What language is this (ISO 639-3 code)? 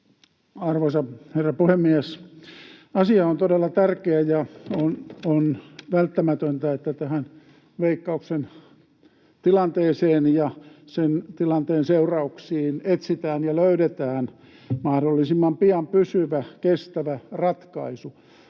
fin